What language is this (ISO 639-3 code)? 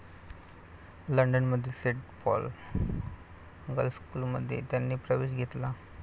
mar